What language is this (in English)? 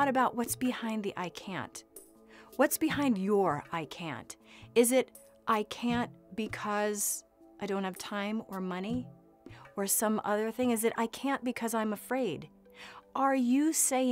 English